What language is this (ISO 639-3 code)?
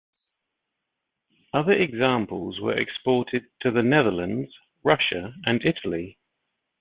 eng